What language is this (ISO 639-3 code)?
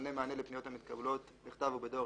heb